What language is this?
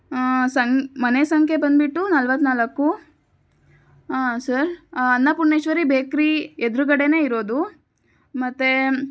Kannada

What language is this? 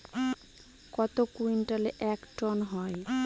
Bangla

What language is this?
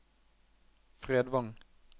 Norwegian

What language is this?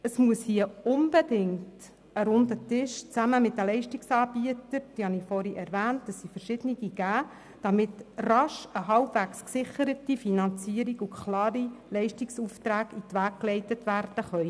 Swiss German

